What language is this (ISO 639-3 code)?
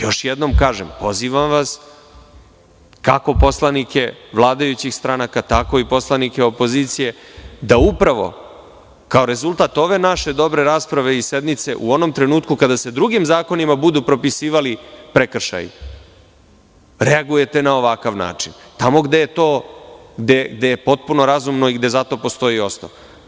srp